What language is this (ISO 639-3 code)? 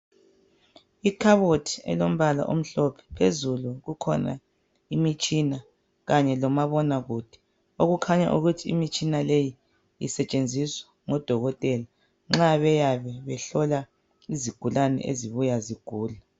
nde